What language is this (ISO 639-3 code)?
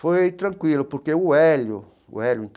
por